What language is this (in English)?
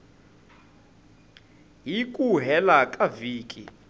Tsonga